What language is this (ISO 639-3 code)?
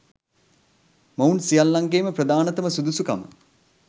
sin